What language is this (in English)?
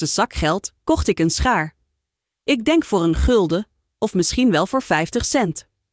Dutch